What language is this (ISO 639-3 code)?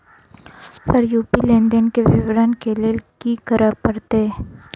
mai